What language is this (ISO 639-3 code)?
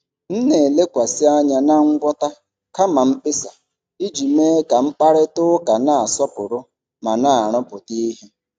ibo